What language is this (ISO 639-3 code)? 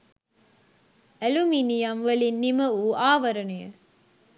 sin